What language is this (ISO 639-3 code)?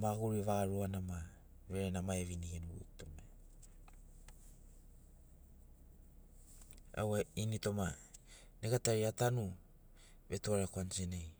snc